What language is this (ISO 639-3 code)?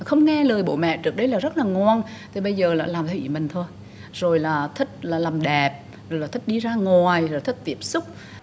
vie